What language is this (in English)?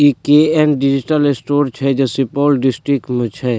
Maithili